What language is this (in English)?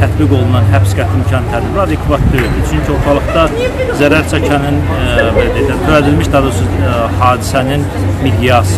Turkish